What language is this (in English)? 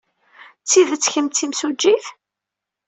Kabyle